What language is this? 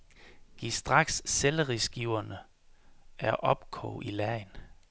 Danish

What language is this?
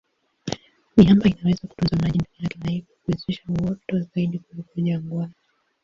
Swahili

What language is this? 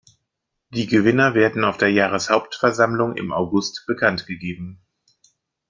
German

